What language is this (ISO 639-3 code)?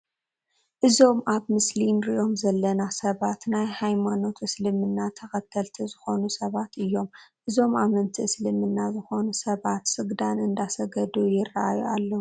tir